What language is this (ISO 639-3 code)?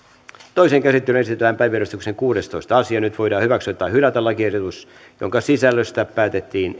fin